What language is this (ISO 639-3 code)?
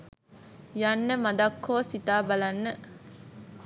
sin